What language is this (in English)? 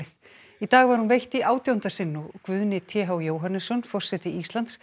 Icelandic